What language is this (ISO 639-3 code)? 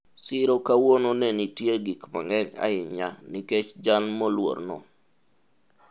luo